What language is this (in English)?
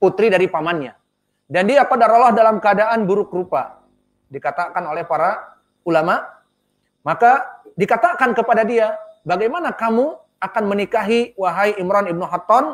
Indonesian